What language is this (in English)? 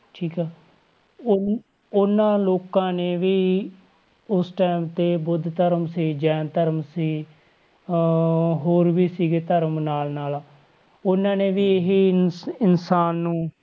Punjabi